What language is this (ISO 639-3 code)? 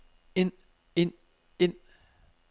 dan